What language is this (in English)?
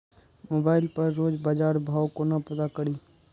Maithili